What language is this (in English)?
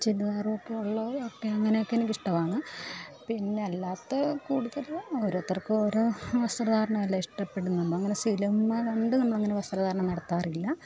Malayalam